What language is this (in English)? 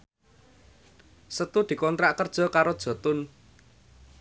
Javanese